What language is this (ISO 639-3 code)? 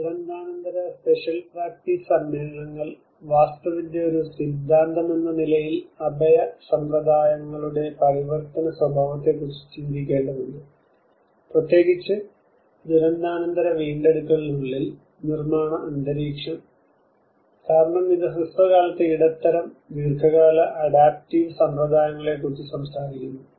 mal